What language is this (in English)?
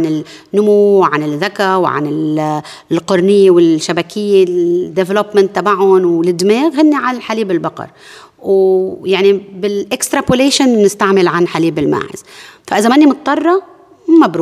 Arabic